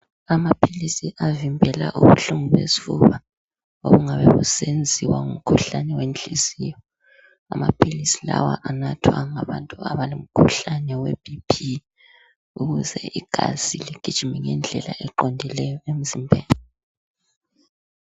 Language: North Ndebele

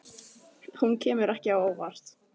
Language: Icelandic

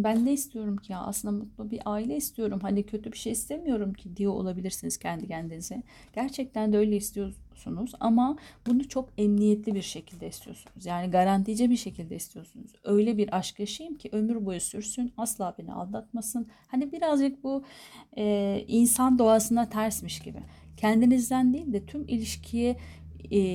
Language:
Turkish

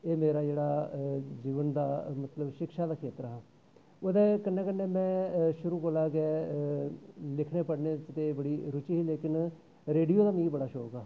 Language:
Dogri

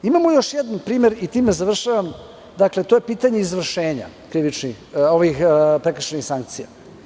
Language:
Serbian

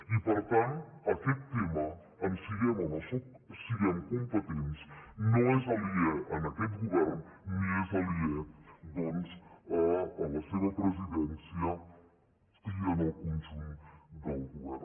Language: Catalan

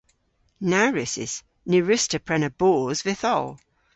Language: Cornish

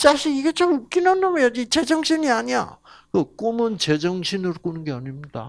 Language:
Korean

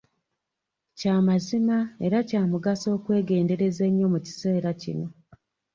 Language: Ganda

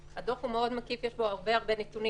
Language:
Hebrew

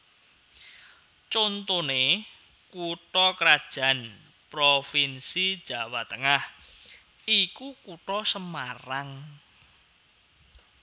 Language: Javanese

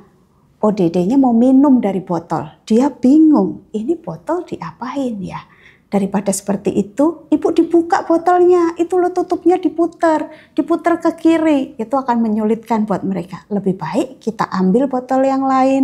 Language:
Indonesian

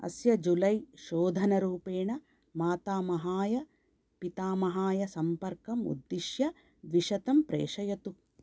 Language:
Sanskrit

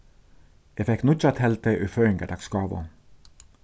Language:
Faroese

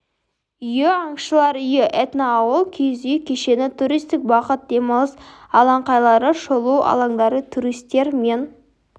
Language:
Kazakh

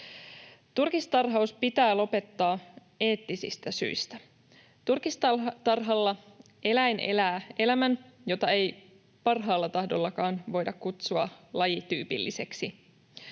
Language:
Finnish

